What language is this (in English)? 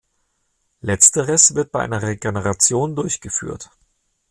German